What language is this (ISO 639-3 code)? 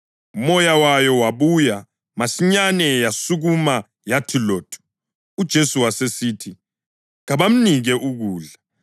nde